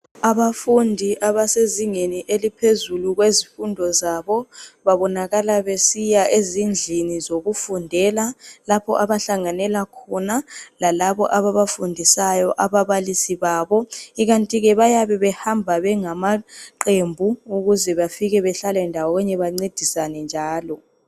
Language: North Ndebele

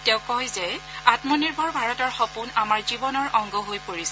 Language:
Assamese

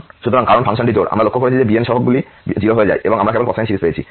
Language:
Bangla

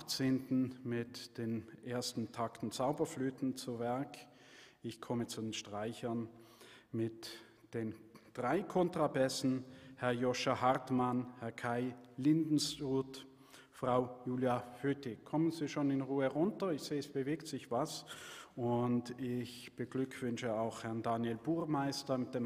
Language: German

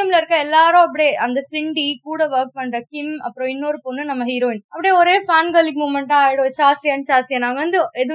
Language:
Tamil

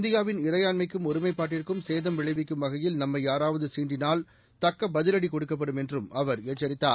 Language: Tamil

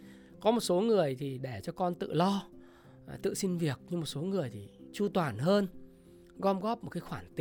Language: Vietnamese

